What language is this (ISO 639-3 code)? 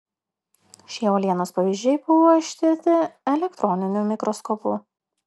lit